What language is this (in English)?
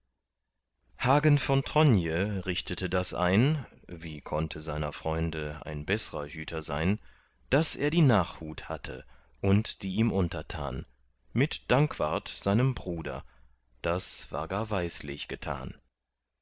German